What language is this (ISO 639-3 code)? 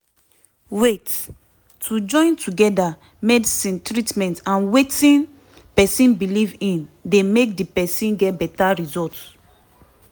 pcm